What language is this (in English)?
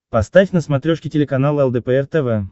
Russian